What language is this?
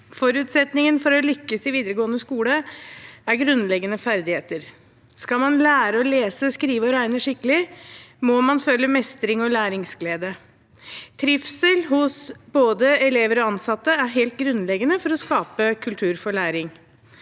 Norwegian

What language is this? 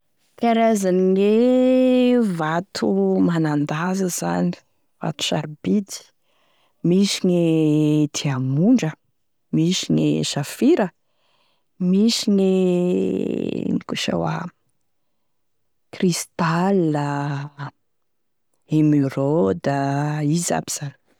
Tesaka Malagasy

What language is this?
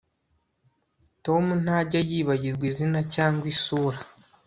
Kinyarwanda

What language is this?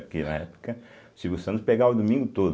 Portuguese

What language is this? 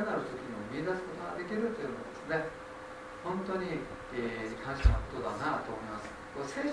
Japanese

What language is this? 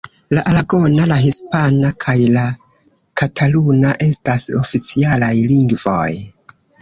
Esperanto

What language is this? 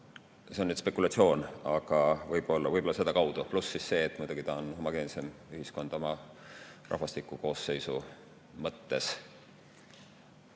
Estonian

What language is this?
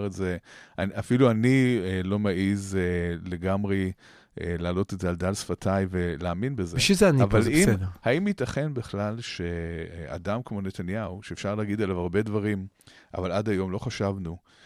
Hebrew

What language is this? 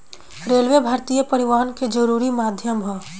Bhojpuri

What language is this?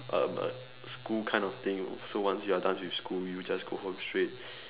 English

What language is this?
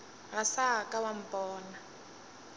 Northern Sotho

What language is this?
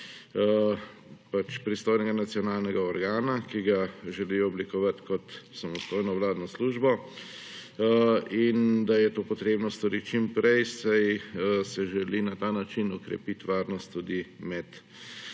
Slovenian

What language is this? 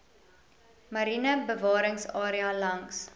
Afrikaans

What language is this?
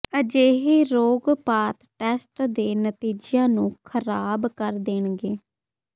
Punjabi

